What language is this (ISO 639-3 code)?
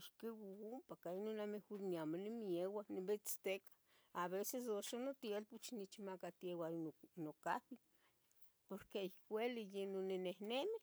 nhg